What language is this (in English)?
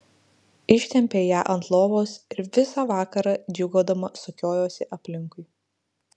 Lithuanian